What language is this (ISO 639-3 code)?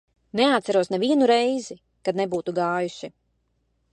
lav